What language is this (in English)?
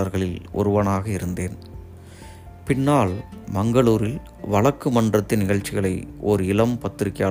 Tamil